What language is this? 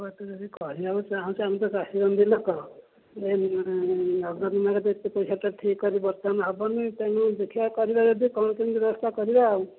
Odia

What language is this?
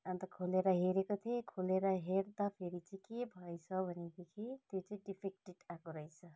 Nepali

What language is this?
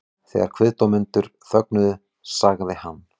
Icelandic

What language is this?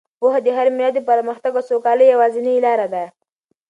Pashto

